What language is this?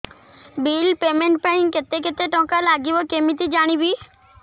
Odia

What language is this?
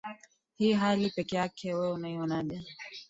Swahili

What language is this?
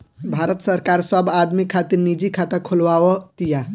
Bhojpuri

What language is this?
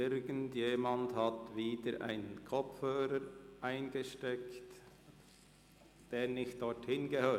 Swiss German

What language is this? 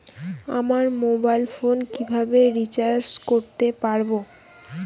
Bangla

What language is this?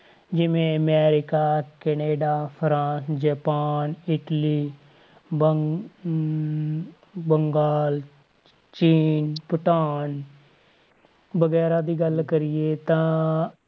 Punjabi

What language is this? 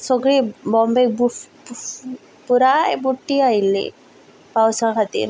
Konkani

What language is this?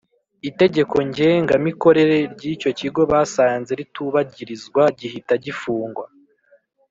Kinyarwanda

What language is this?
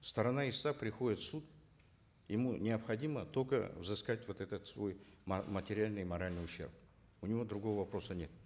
Kazakh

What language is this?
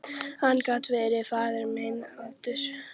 Icelandic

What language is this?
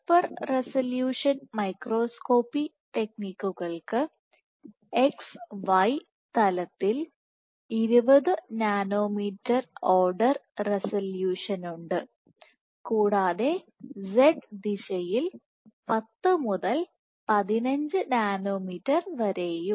Malayalam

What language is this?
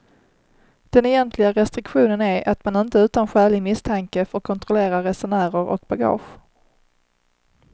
Swedish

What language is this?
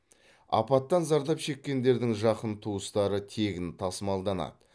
Kazakh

